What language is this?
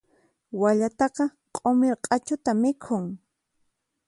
Puno Quechua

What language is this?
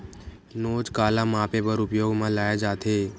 Chhattisgarhi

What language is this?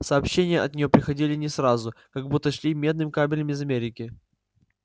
Russian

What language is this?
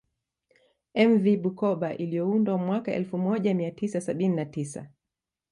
Swahili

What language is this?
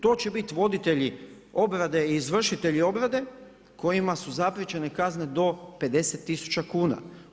Croatian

